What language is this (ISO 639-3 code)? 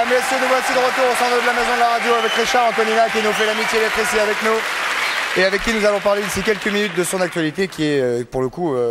fra